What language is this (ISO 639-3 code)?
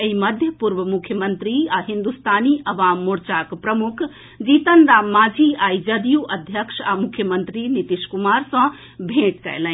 mai